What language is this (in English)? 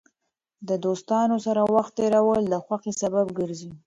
Pashto